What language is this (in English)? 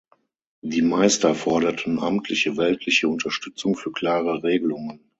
German